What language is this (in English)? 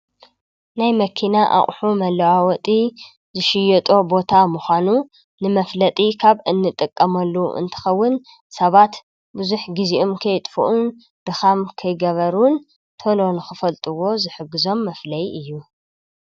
Tigrinya